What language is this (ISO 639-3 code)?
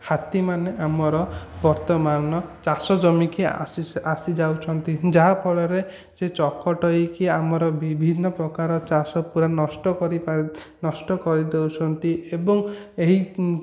ori